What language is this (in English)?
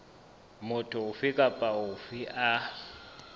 Southern Sotho